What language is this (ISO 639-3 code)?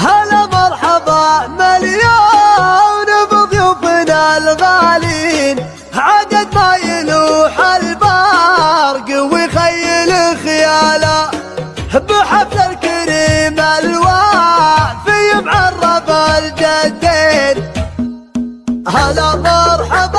ara